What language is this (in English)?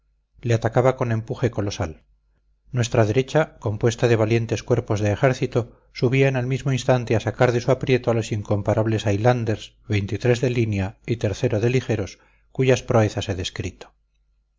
Spanish